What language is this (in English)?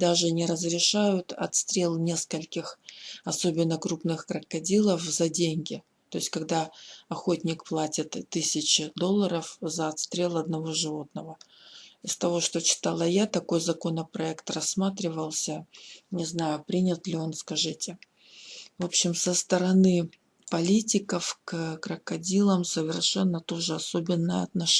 Russian